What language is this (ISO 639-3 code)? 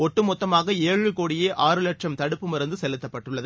tam